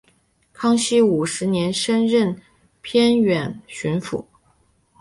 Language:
Chinese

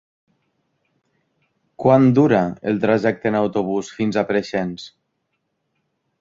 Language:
Catalan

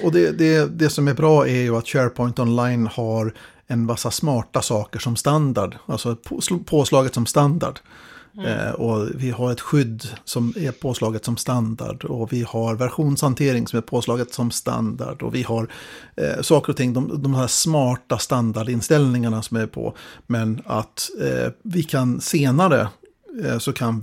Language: Swedish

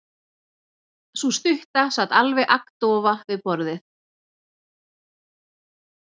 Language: Icelandic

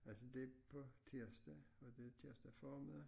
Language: Danish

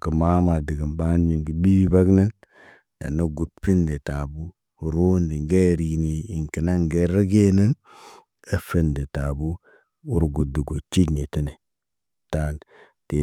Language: Naba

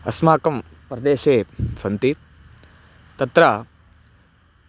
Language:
Sanskrit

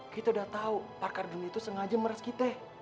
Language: Indonesian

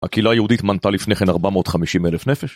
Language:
Hebrew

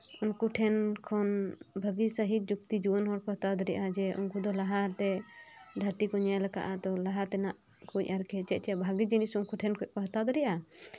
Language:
Santali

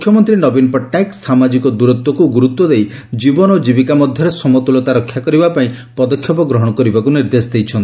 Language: Odia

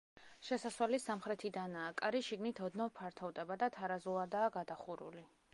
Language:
Georgian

